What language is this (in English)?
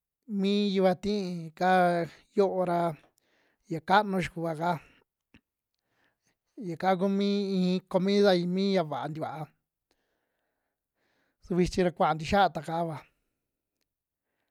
Western Juxtlahuaca Mixtec